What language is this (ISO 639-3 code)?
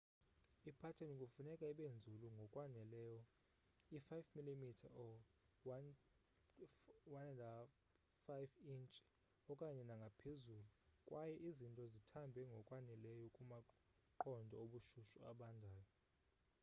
xho